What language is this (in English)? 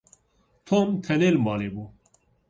Kurdish